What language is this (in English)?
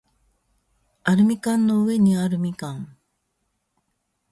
Japanese